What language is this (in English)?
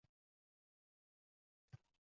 Uzbek